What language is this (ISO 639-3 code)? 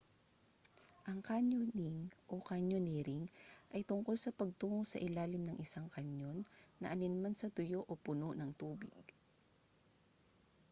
fil